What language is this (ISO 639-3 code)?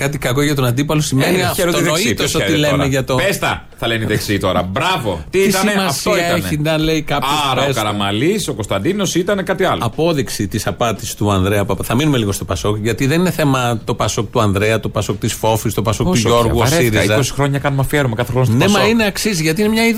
ell